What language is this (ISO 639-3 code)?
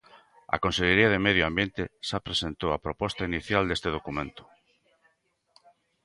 glg